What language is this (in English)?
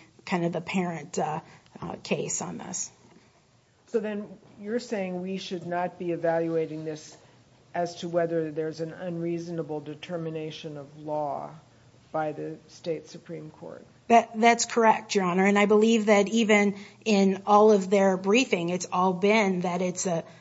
English